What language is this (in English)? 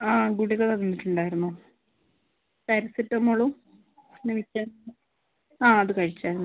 Malayalam